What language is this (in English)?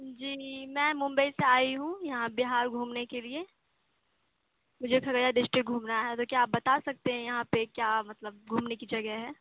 Urdu